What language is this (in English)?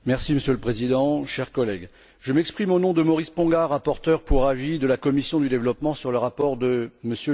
French